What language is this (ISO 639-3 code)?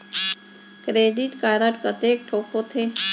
hne